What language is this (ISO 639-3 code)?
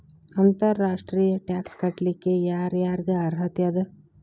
kan